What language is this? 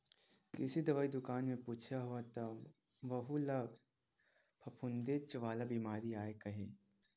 Chhattisgarhi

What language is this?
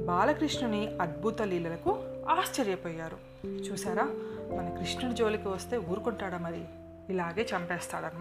Telugu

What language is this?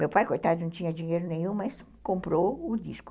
Portuguese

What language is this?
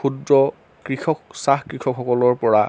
Assamese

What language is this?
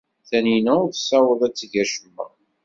Kabyle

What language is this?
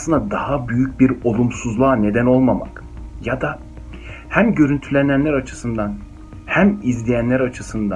Turkish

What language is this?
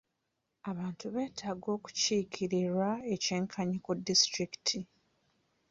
Ganda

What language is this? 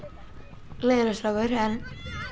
Icelandic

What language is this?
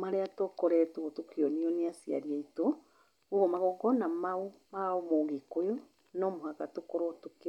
Kikuyu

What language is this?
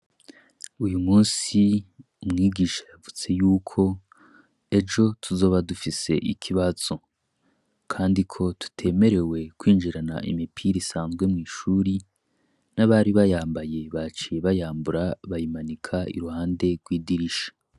Rundi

